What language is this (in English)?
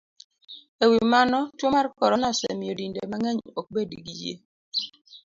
Luo (Kenya and Tanzania)